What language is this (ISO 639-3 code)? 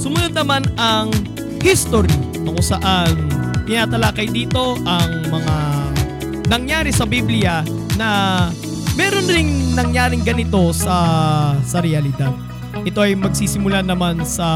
fil